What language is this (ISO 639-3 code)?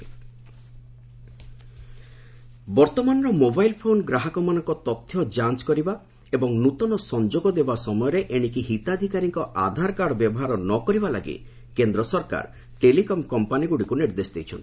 ori